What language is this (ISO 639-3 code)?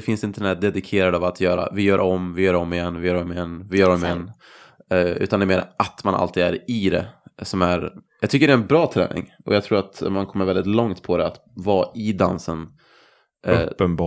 swe